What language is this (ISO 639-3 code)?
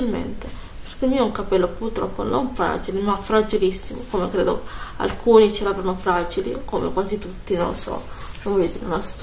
ita